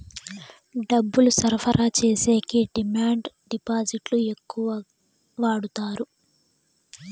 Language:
Telugu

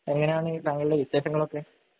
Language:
Malayalam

